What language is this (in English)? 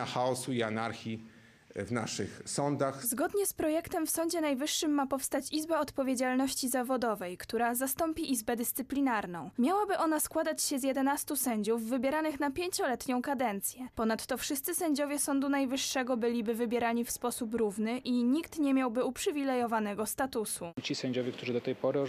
Polish